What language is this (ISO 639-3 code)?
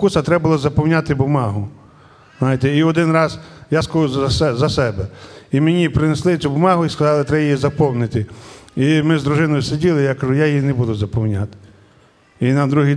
ukr